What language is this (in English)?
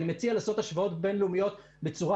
Hebrew